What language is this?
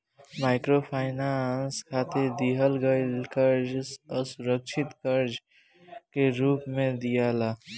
Bhojpuri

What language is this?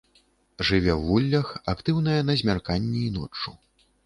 Belarusian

